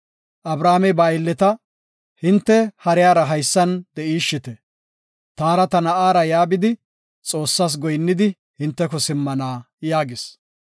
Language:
Gofa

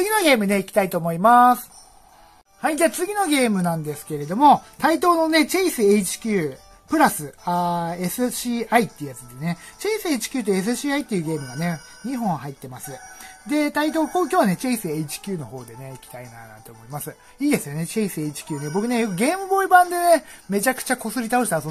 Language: Japanese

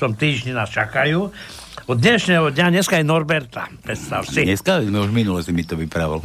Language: Slovak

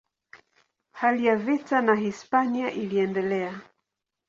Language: Swahili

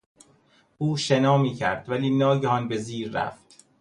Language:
Persian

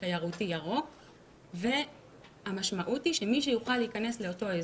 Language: Hebrew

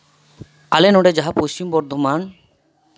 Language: Santali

